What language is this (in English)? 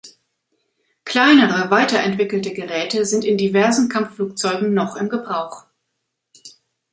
German